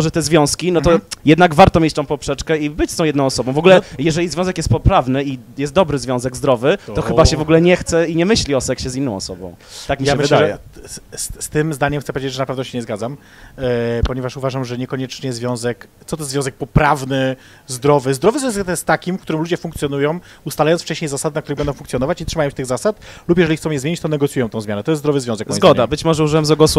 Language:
Polish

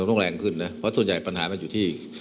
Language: Thai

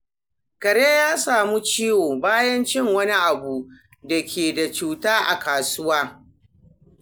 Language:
Hausa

